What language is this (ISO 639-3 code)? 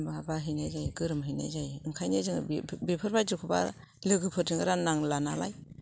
brx